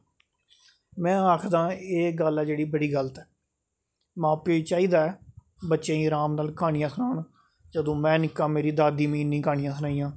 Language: Dogri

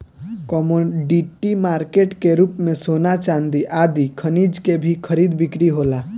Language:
Bhojpuri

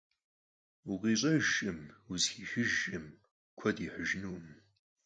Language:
Kabardian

